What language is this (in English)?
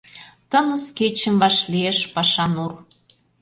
Mari